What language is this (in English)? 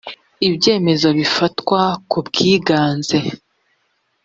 Kinyarwanda